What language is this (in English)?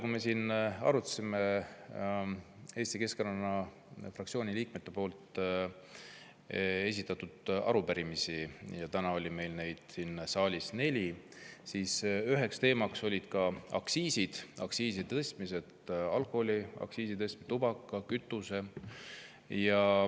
Estonian